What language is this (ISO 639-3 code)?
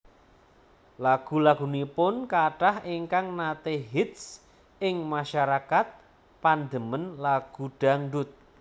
jav